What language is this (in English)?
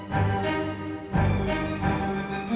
Indonesian